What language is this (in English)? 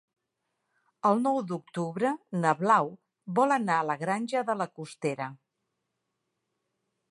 Catalan